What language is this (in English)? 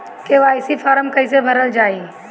Bhojpuri